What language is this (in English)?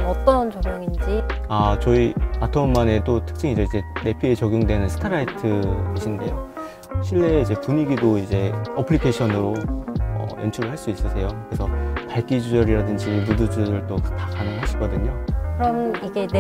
Korean